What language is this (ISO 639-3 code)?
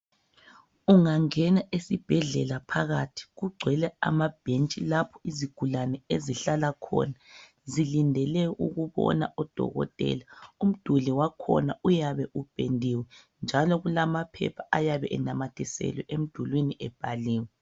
nde